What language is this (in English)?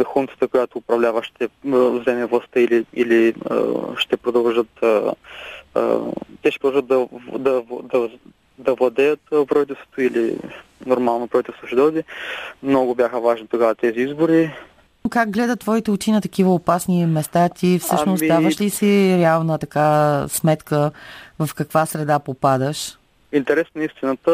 Bulgarian